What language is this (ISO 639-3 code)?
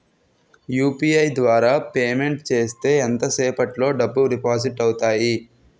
tel